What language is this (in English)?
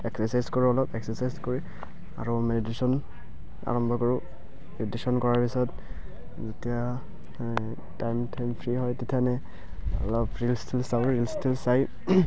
Assamese